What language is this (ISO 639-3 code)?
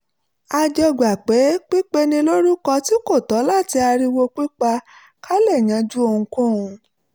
yor